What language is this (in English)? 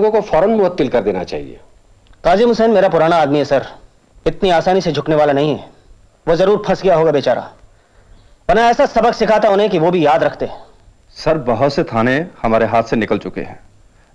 Hindi